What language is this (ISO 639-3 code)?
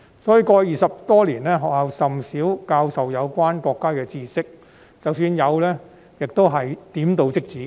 yue